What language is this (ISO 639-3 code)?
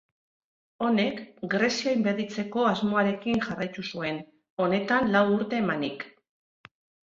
eus